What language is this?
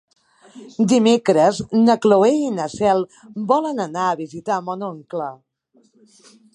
Catalan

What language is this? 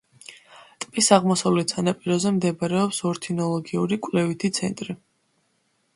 Georgian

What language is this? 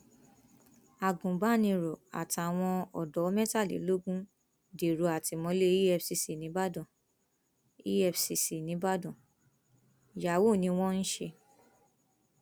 Yoruba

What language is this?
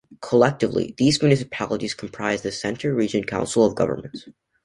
English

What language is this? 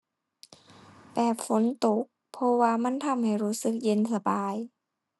Thai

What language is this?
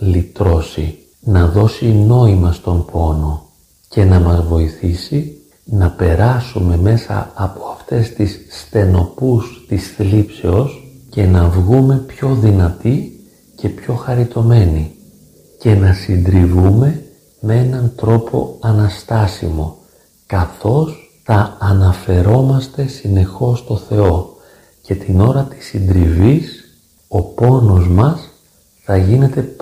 Greek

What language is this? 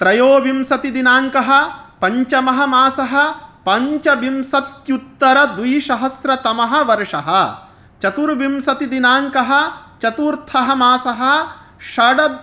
Sanskrit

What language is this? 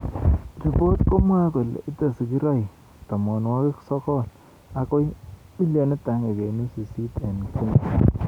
Kalenjin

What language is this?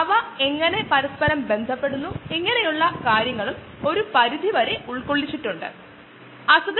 Malayalam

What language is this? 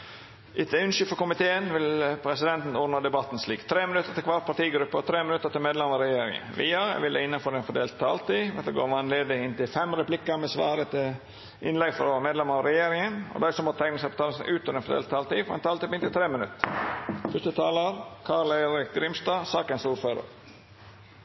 Norwegian Nynorsk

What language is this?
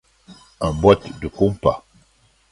French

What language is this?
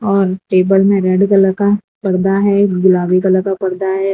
Hindi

